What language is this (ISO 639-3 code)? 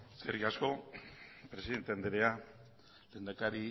eus